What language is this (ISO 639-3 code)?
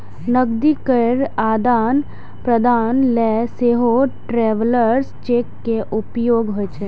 mai